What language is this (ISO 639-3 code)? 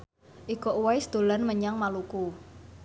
jav